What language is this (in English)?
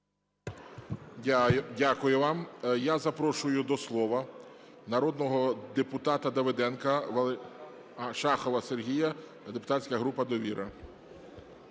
Ukrainian